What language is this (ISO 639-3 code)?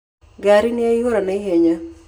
kik